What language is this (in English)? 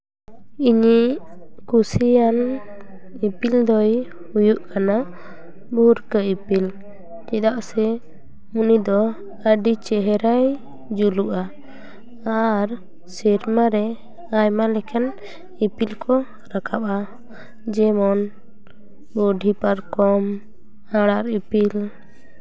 Santali